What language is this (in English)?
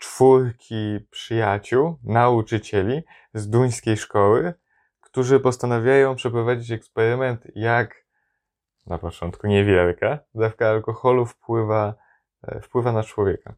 Polish